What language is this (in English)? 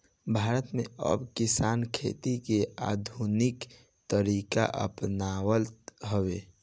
Bhojpuri